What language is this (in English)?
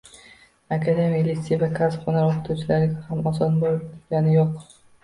Uzbek